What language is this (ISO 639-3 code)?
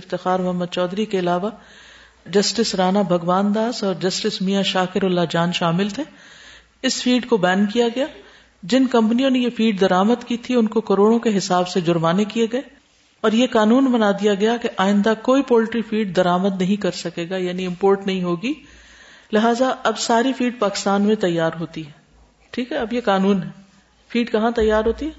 urd